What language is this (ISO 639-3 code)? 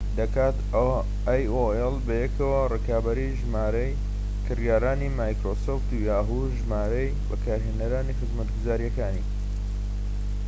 ckb